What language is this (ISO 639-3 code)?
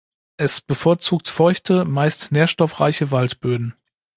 deu